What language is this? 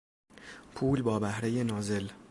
Persian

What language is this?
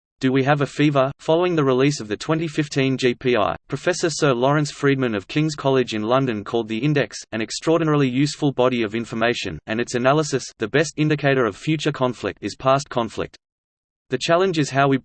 English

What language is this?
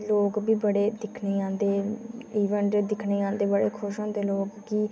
Dogri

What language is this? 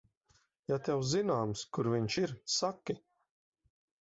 Latvian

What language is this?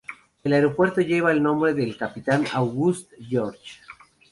Spanish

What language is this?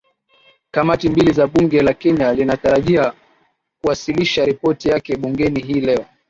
Swahili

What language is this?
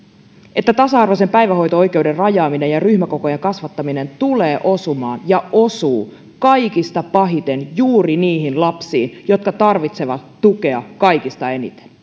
Finnish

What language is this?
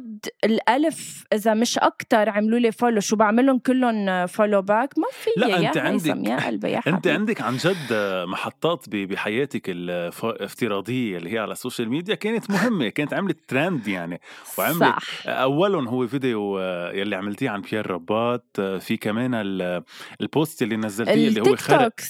Arabic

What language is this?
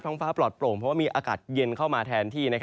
Thai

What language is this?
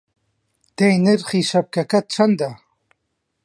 Central Kurdish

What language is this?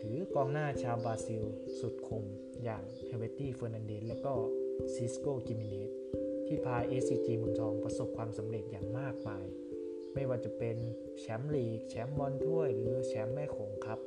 Thai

